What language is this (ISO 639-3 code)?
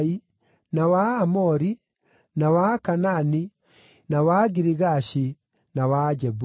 kik